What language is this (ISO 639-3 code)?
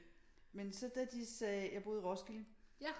dan